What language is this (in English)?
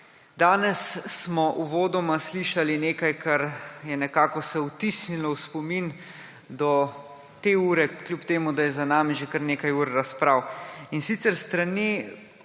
Slovenian